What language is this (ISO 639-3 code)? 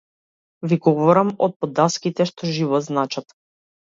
mkd